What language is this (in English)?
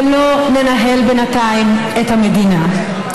Hebrew